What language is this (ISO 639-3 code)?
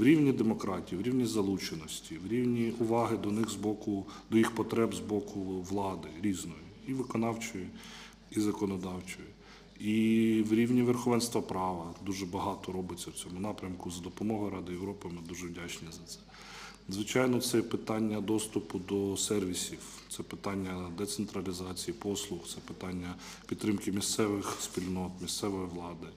ukr